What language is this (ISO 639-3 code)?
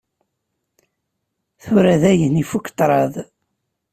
kab